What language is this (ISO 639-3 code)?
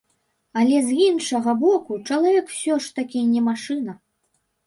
bel